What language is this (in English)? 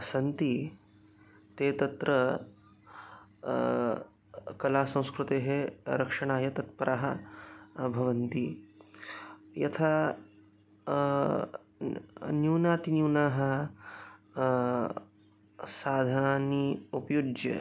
Sanskrit